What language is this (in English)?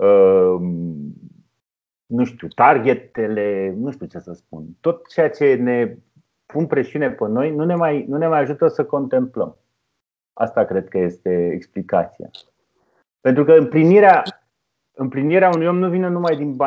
Romanian